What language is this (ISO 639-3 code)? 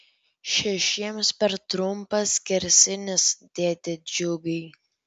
lit